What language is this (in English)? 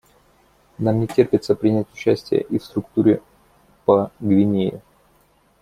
Russian